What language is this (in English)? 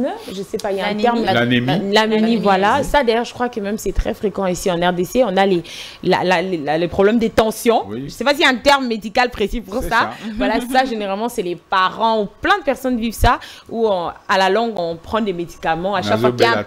French